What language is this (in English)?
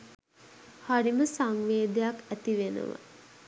Sinhala